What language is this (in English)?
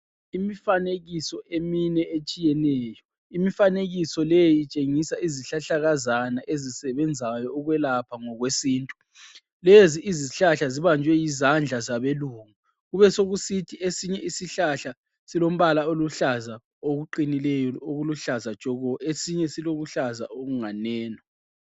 North Ndebele